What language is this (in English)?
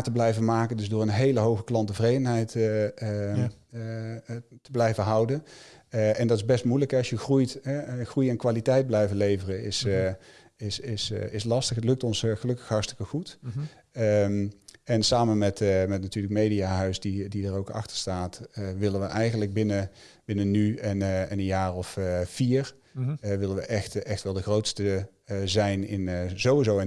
Dutch